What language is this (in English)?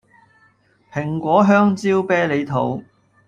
Cantonese